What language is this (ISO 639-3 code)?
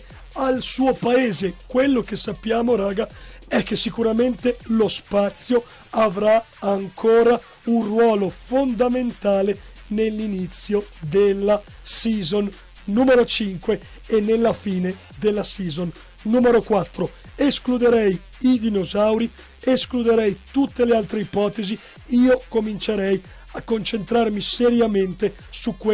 ita